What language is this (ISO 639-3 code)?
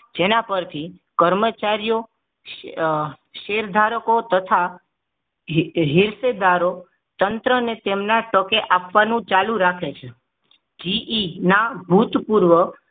guj